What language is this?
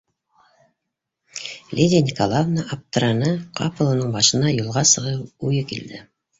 Bashkir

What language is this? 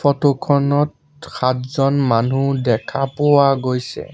Assamese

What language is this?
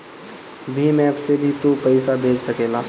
Bhojpuri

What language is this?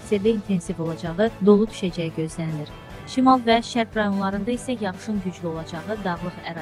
Turkish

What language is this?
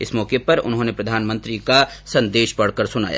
Hindi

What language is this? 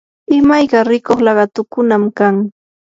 Yanahuanca Pasco Quechua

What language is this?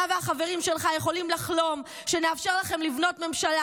Hebrew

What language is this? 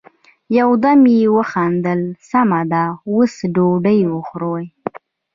Pashto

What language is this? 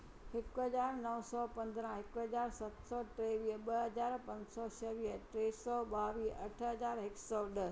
Sindhi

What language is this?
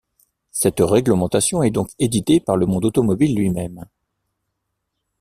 French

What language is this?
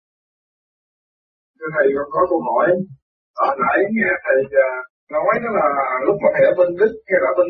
Vietnamese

